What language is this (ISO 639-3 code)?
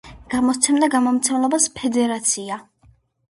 kat